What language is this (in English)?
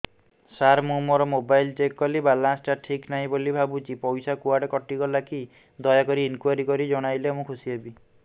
Odia